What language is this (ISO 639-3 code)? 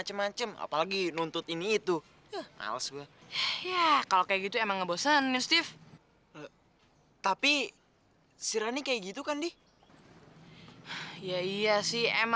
ind